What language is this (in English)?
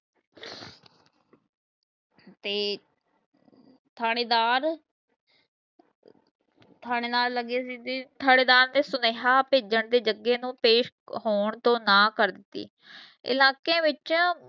Punjabi